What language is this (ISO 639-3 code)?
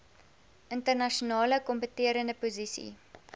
afr